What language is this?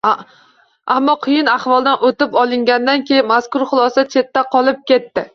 Uzbek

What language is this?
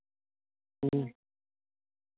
Santali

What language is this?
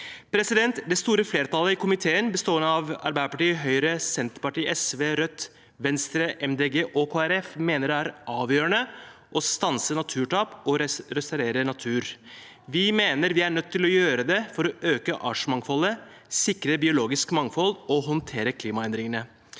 Norwegian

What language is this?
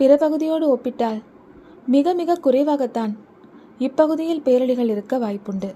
Tamil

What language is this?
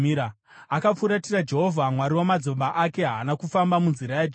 Shona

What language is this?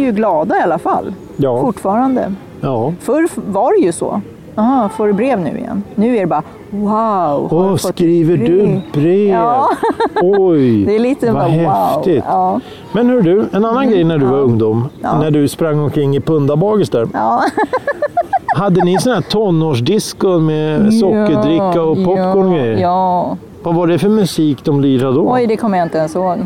Swedish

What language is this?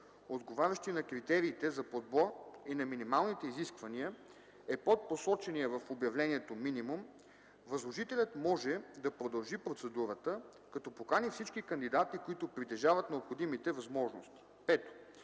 Bulgarian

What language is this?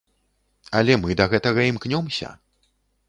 Belarusian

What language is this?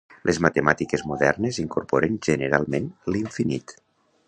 Catalan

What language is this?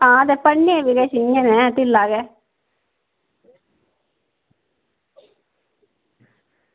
Dogri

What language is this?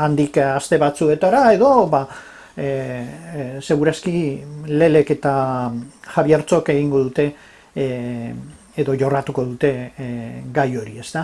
Spanish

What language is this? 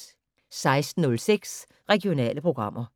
Danish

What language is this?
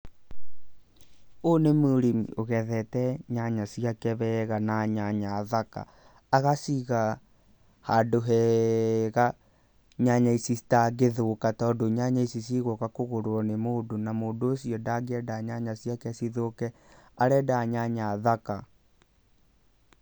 Kikuyu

